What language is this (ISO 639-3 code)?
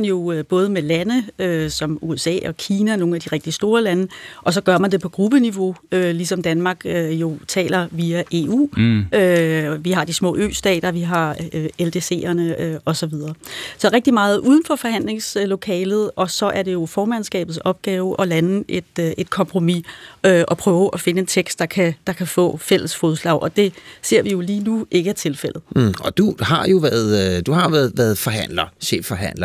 dan